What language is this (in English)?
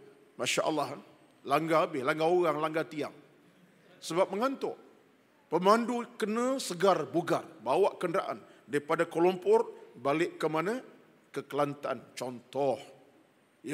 Malay